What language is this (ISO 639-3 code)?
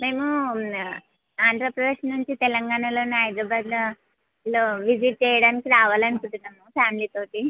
tel